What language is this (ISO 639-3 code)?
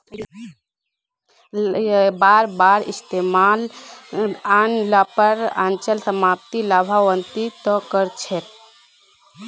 mag